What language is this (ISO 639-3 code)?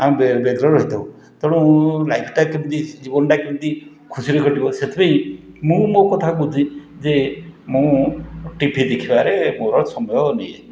ori